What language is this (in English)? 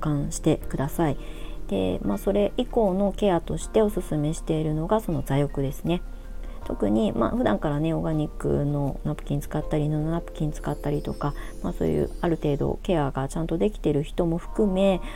Japanese